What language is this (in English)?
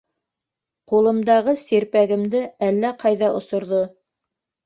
Bashkir